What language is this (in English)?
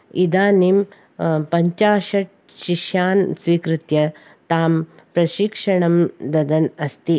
Sanskrit